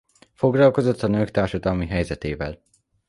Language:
Hungarian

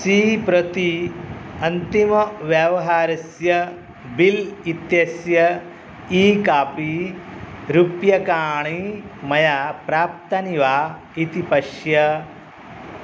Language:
Sanskrit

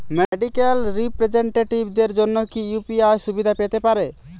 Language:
Bangla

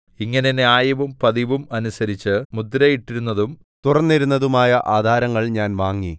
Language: Malayalam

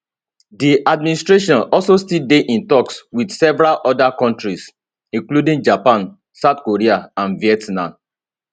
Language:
Nigerian Pidgin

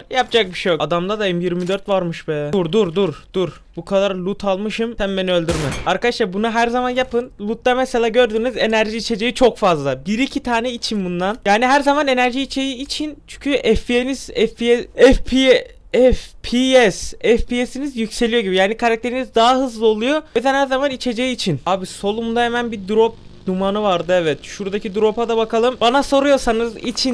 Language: Turkish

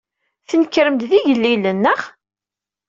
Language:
Kabyle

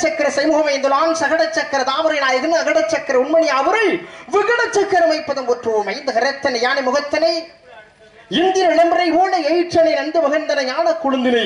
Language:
Tamil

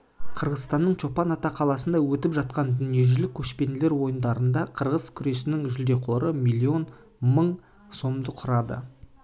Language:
Kazakh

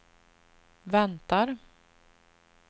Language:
Swedish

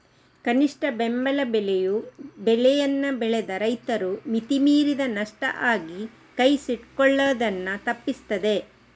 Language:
Kannada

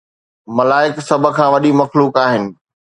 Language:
Sindhi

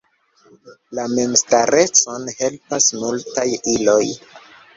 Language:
Esperanto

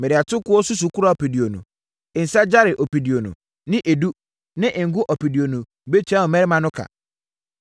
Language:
Akan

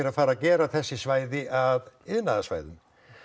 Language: Icelandic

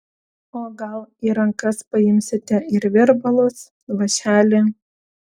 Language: Lithuanian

